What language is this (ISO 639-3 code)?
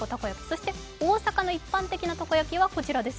jpn